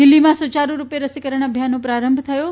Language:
Gujarati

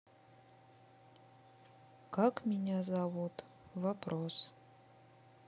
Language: Russian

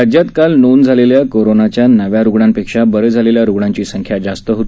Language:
Marathi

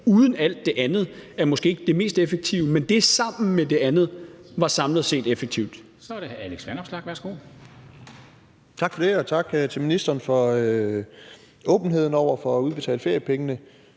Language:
Danish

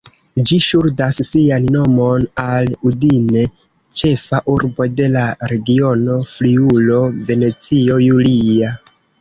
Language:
Esperanto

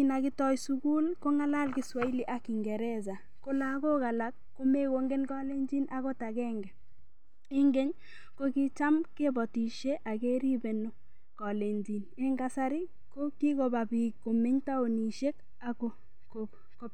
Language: Kalenjin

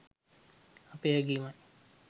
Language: Sinhala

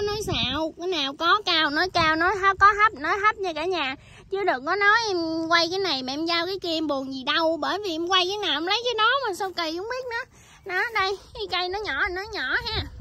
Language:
Vietnamese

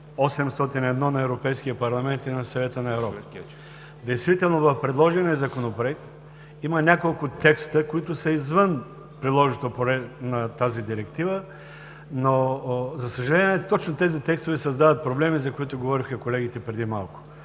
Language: Bulgarian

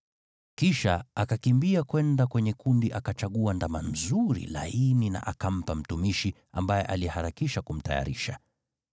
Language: Swahili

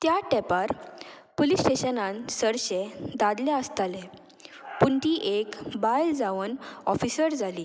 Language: Konkani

